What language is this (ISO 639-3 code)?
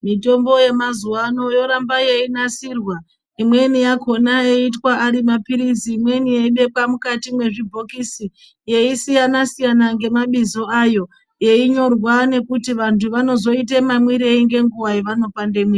ndc